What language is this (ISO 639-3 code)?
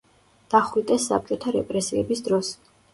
kat